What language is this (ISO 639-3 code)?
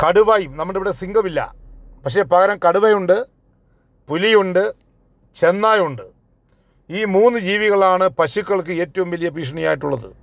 mal